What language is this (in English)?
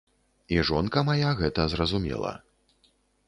Belarusian